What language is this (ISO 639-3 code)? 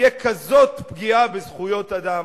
heb